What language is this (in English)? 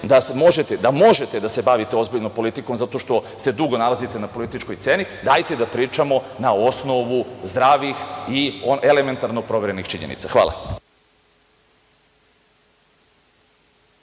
Serbian